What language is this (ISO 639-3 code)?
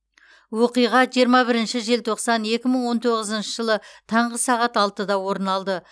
kaz